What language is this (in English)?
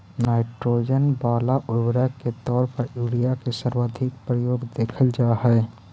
Magahi